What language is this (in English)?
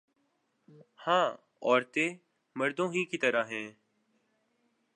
Urdu